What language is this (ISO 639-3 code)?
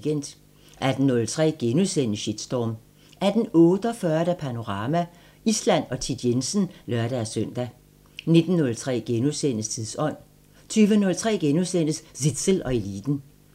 dan